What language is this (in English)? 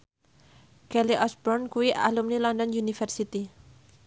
Javanese